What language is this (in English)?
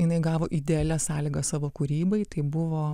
Lithuanian